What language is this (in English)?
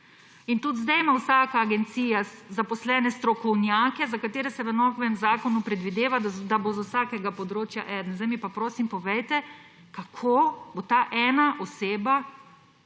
Slovenian